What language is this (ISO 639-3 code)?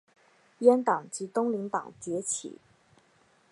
zho